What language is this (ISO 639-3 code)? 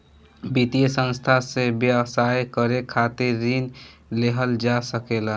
bho